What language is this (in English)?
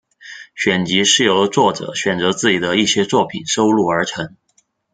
Chinese